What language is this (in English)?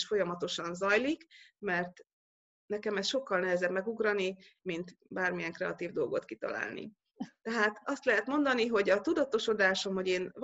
Hungarian